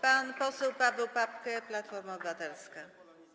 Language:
Polish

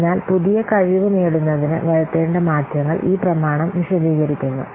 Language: Malayalam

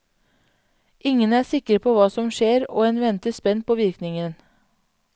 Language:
Norwegian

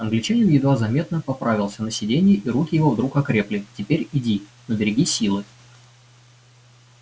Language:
Russian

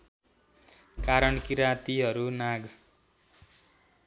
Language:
Nepali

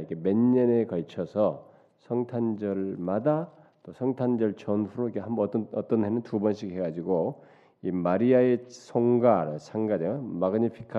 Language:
Korean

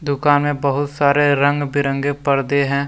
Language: Hindi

